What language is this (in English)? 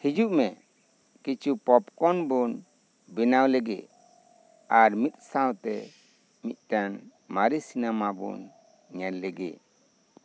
Santali